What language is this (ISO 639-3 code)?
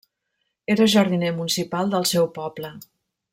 cat